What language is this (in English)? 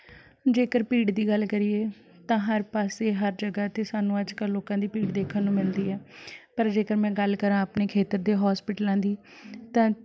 Punjabi